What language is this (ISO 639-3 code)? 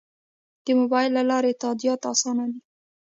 pus